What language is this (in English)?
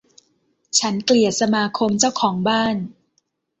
Thai